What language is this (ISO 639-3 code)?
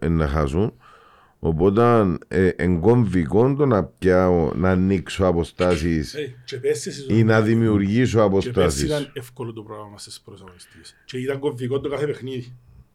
ell